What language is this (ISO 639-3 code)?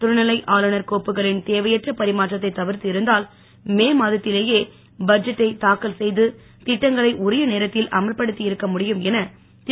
tam